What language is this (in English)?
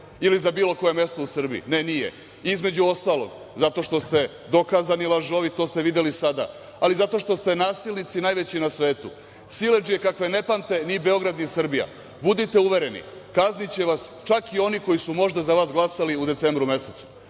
Serbian